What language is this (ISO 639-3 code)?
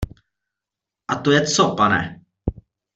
ces